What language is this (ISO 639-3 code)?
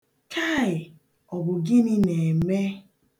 ibo